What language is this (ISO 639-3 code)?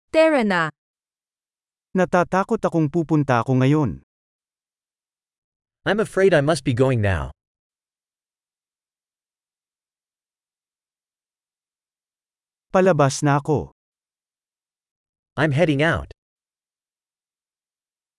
fil